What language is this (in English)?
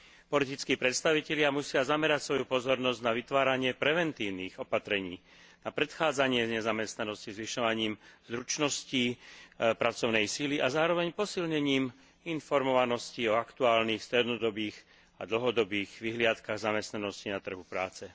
Slovak